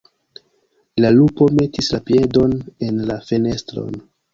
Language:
Esperanto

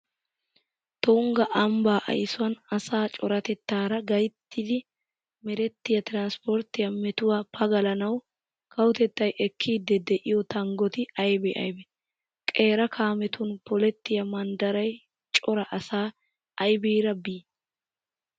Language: Wolaytta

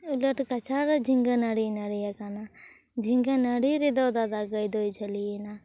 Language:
Santali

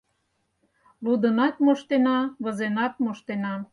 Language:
Mari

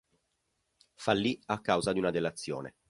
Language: Italian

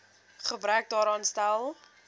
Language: Afrikaans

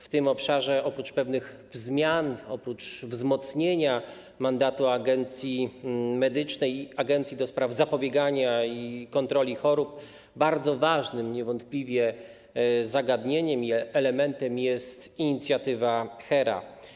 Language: Polish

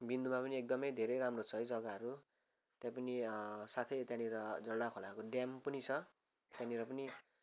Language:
Nepali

